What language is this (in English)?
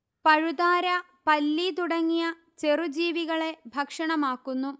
Malayalam